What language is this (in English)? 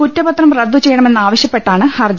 Malayalam